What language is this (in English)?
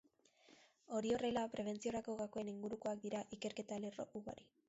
Basque